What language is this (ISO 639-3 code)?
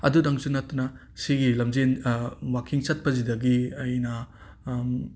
mni